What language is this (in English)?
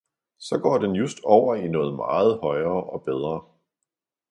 Danish